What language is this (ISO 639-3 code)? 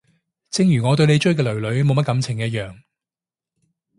yue